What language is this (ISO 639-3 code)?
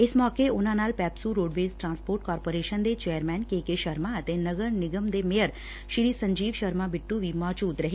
pan